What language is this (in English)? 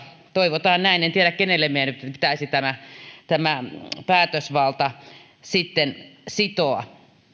Finnish